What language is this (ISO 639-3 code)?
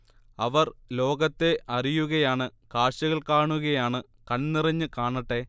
mal